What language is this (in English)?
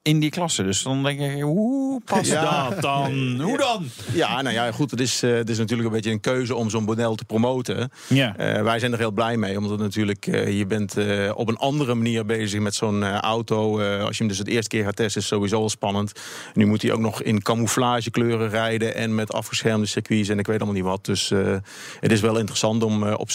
Dutch